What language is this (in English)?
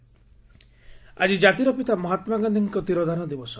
Odia